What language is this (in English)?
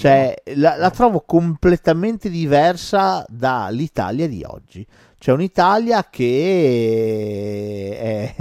Italian